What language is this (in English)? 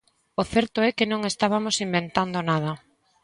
Galician